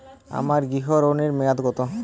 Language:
Bangla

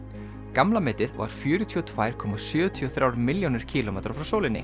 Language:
Icelandic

